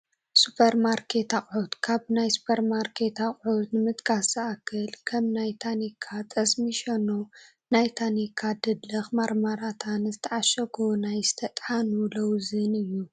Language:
Tigrinya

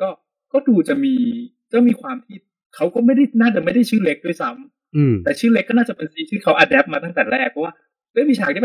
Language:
Thai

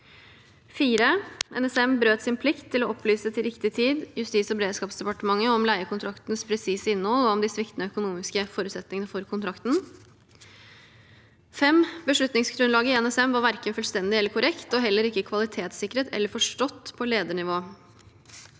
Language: Norwegian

